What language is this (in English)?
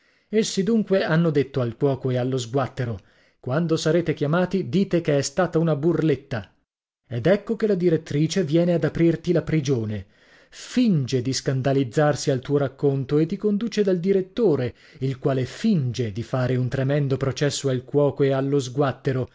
Italian